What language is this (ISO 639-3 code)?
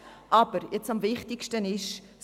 gsw